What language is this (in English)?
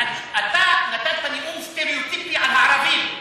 Hebrew